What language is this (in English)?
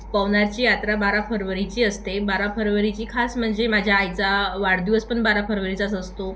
Marathi